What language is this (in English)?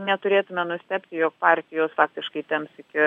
Lithuanian